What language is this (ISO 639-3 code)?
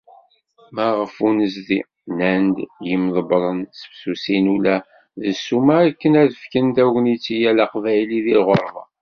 kab